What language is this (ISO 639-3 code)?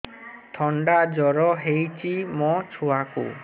ori